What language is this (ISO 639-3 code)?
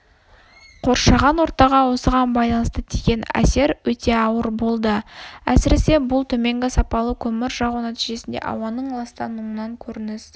kaz